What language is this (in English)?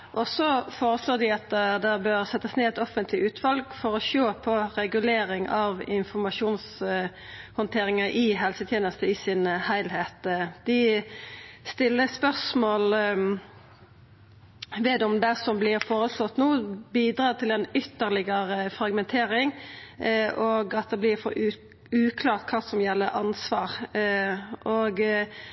Norwegian Nynorsk